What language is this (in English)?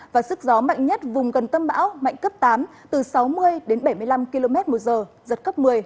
Vietnamese